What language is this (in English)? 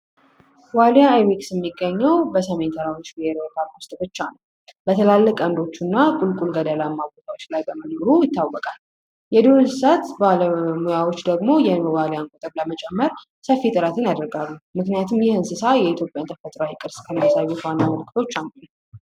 Amharic